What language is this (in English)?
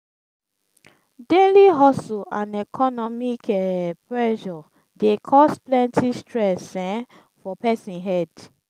Nigerian Pidgin